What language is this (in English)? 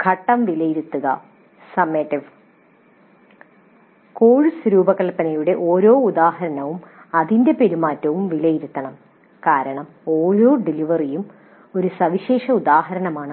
Malayalam